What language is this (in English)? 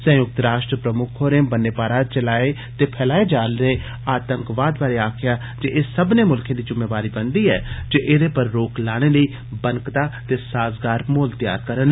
Dogri